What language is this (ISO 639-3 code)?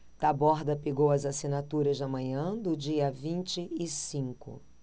por